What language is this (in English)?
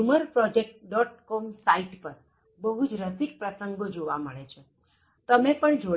Gujarati